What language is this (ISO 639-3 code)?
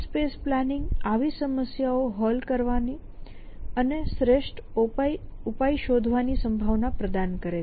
guj